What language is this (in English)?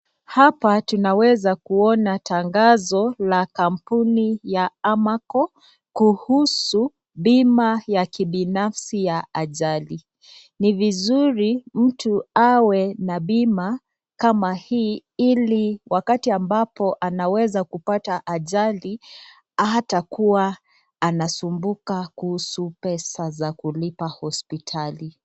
Swahili